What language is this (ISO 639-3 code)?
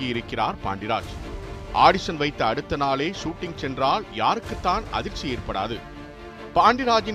tam